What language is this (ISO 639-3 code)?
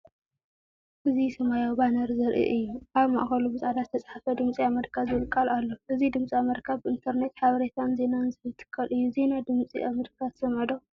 tir